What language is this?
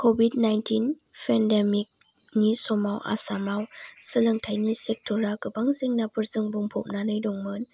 Bodo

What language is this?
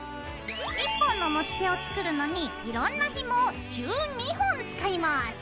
Japanese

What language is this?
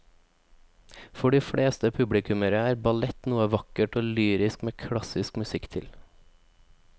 Norwegian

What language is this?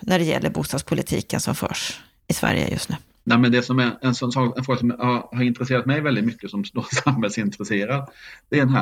Swedish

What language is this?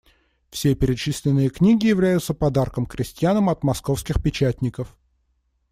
Russian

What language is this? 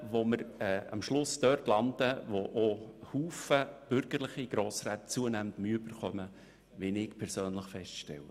Swiss German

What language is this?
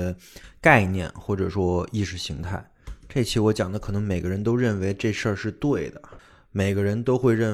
Chinese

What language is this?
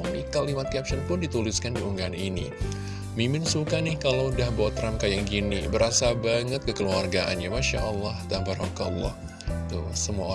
Indonesian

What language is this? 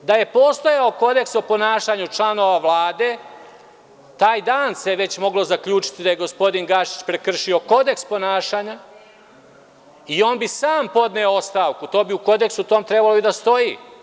Serbian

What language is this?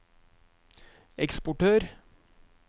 Norwegian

